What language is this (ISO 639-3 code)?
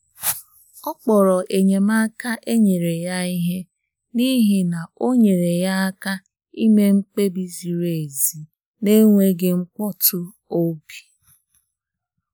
ibo